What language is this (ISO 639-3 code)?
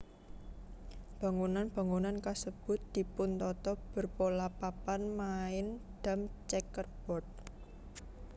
jav